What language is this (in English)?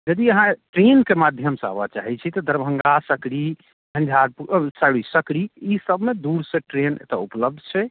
Maithili